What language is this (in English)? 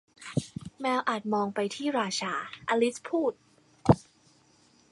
Thai